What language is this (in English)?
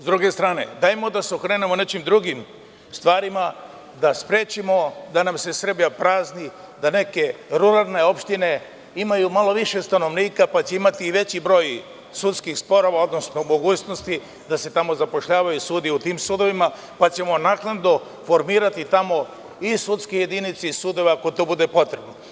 Serbian